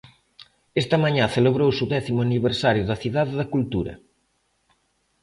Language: Galician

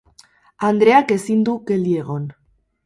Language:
Basque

